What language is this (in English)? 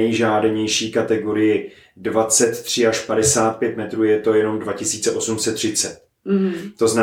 Czech